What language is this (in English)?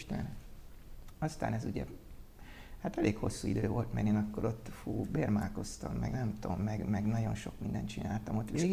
Hungarian